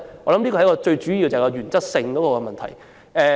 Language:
Cantonese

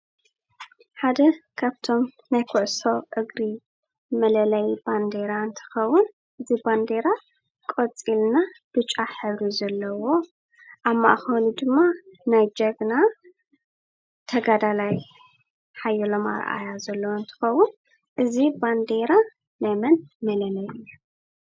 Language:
Tigrinya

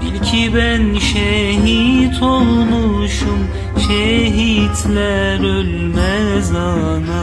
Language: Turkish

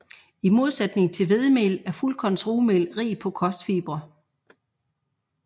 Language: Danish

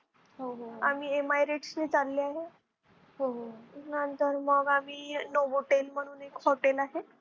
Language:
Marathi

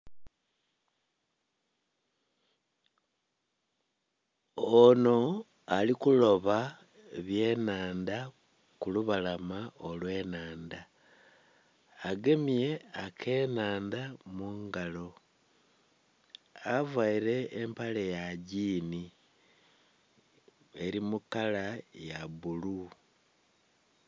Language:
Soga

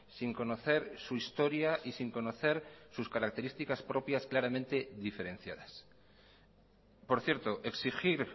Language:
Spanish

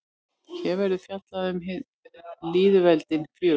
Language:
Icelandic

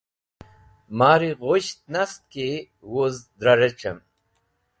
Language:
Wakhi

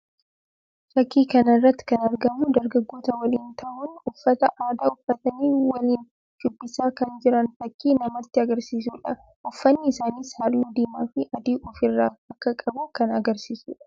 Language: Oromo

